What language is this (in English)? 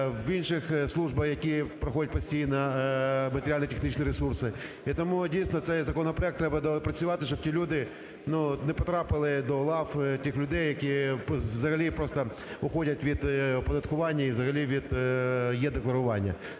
Ukrainian